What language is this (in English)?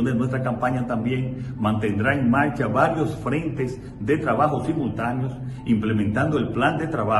Spanish